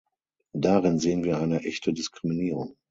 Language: German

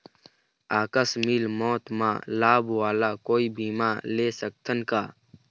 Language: Chhattisgarhi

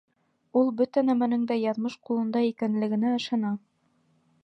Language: Bashkir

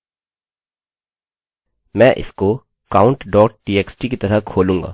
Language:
Hindi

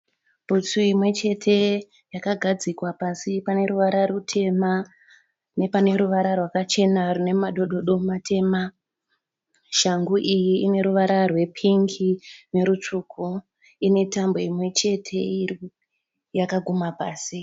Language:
Shona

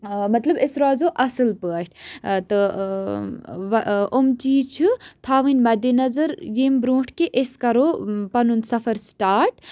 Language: Kashmiri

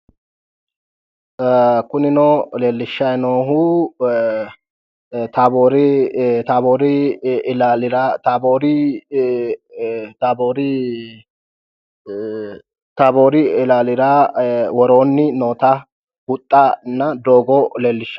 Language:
Sidamo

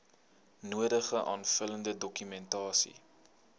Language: Afrikaans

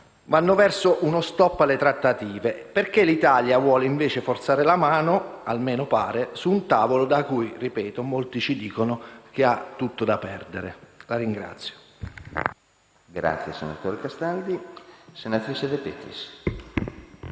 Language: Italian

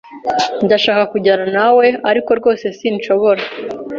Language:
Kinyarwanda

